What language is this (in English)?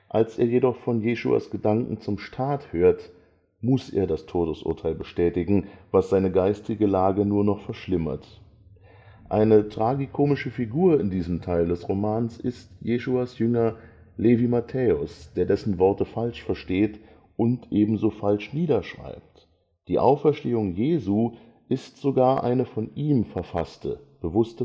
German